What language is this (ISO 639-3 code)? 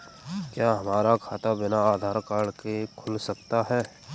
hin